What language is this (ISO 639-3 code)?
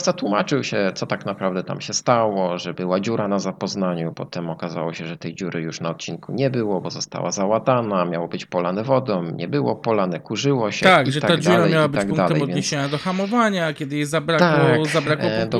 pol